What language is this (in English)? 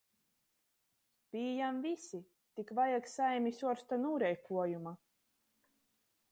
Latgalian